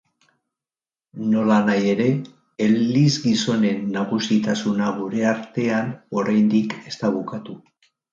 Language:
Basque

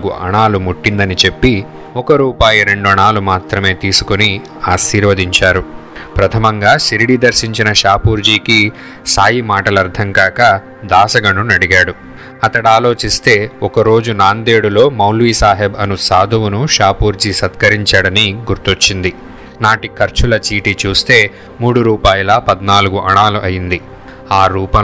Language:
Telugu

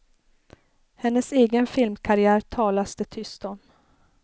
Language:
Swedish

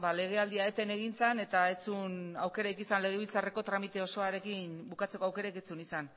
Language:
Basque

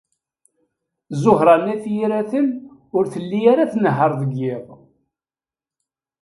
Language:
Kabyle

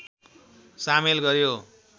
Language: Nepali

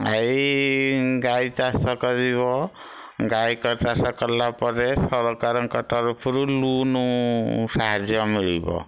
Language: Odia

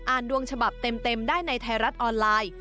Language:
Thai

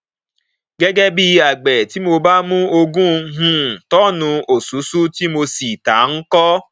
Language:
Yoruba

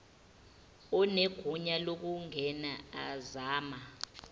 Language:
Zulu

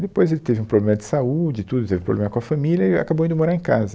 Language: Portuguese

